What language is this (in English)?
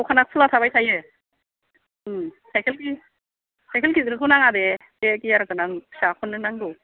Bodo